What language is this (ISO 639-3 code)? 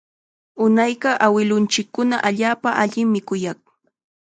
qxa